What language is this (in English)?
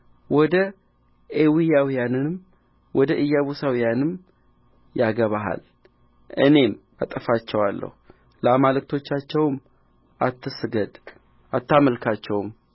Amharic